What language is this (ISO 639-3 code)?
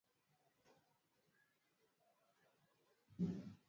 swa